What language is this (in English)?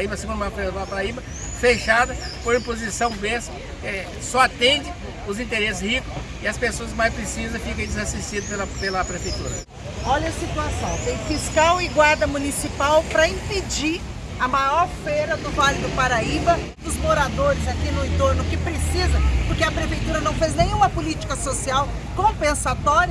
Portuguese